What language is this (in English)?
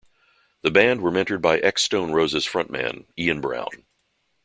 English